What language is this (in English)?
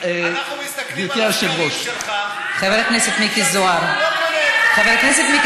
Hebrew